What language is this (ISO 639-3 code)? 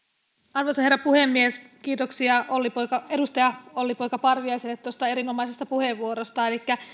fin